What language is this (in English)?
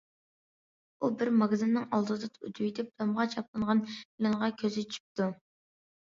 Uyghur